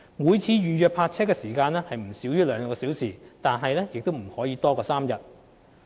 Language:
Cantonese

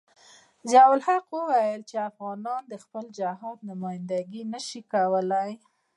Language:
Pashto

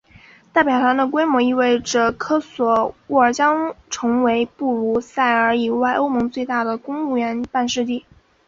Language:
Chinese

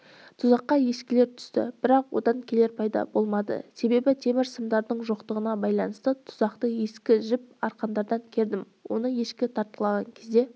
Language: Kazakh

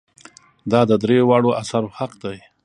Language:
Pashto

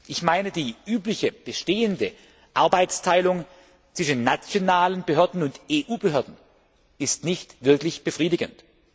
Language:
German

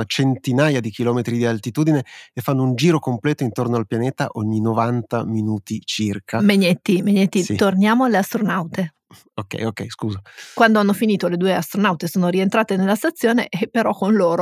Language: Italian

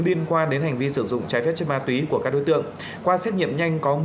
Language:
Vietnamese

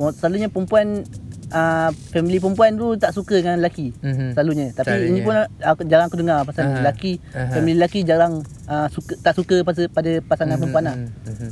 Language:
Malay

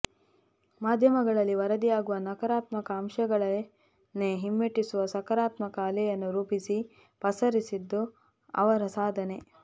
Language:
Kannada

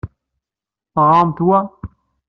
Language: Kabyle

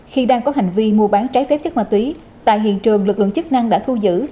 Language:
Vietnamese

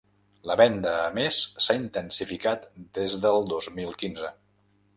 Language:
Catalan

